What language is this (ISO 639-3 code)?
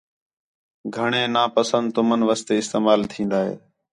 xhe